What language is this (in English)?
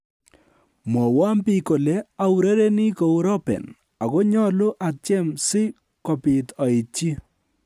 Kalenjin